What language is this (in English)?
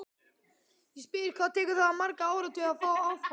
Icelandic